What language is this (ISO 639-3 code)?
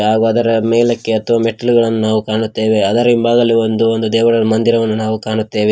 kan